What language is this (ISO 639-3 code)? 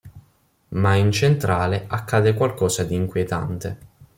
ita